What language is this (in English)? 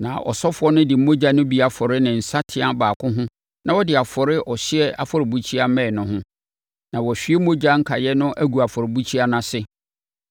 Akan